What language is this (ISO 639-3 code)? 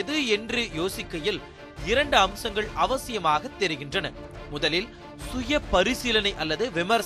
tam